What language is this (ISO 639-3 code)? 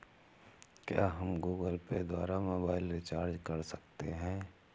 hin